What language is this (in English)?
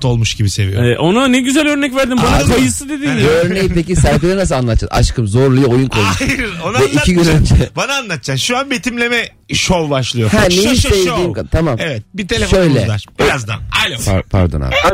Turkish